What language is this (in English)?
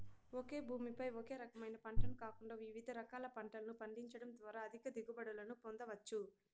Telugu